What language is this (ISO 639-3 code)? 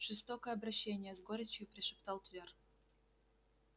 rus